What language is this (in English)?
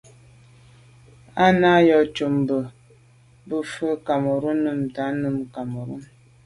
Medumba